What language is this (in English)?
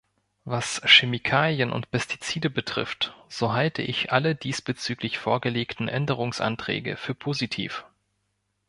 German